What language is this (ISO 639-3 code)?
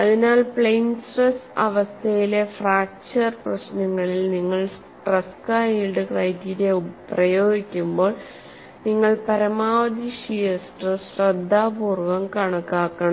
mal